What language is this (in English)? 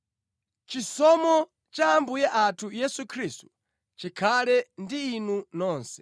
Nyanja